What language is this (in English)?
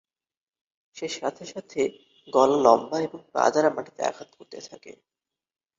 Bangla